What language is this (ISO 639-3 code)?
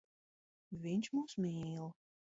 lav